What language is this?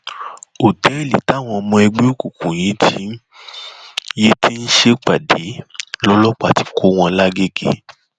Yoruba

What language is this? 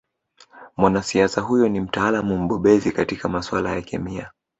Swahili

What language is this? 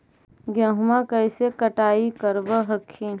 Magahi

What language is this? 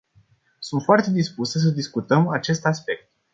Romanian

